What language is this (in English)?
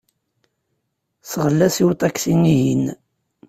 Kabyle